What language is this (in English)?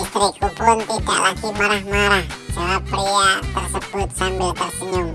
Indonesian